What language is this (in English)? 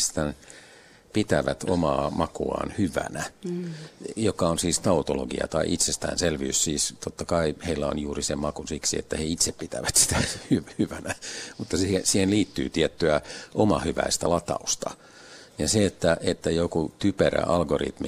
Finnish